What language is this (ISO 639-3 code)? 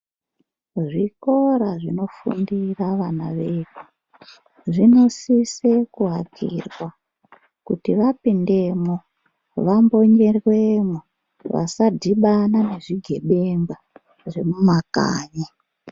ndc